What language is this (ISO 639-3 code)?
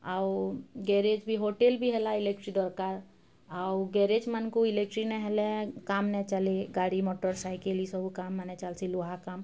ori